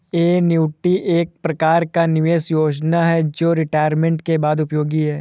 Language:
Hindi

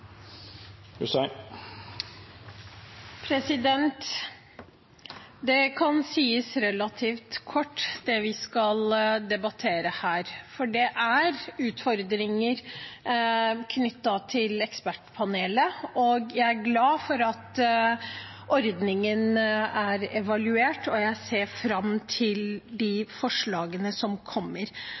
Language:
Norwegian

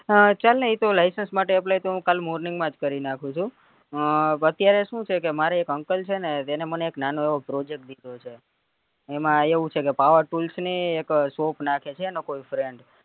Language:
Gujarati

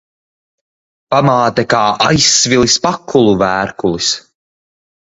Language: Latvian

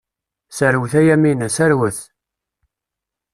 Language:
Kabyle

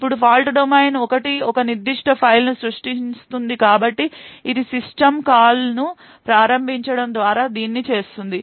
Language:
Telugu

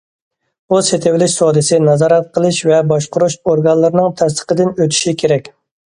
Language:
Uyghur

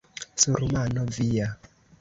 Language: Esperanto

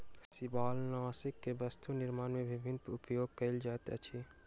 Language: Maithili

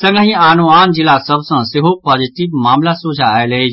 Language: Maithili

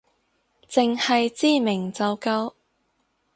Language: Cantonese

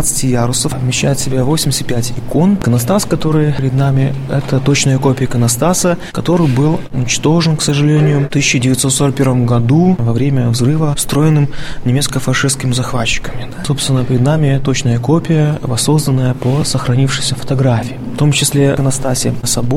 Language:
Russian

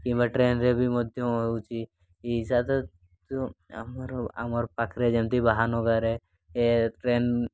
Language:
Odia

